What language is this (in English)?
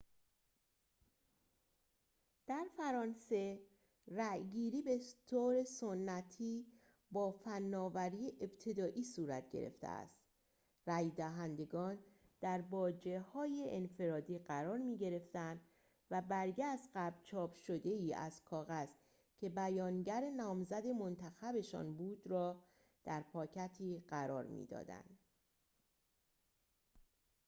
Persian